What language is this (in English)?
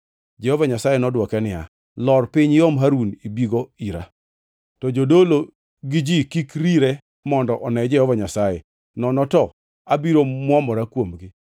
Luo (Kenya and Tanzania)